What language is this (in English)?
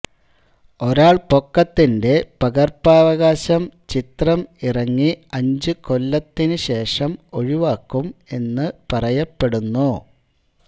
Malayalam